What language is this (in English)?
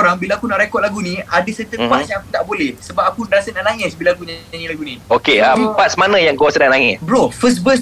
Malay